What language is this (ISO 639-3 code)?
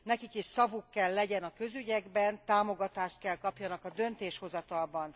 hun